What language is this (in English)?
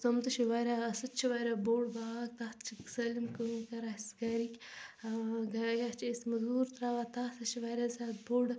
Kashmiri